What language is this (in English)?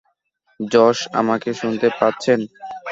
Bangla